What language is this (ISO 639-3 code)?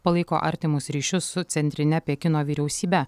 lit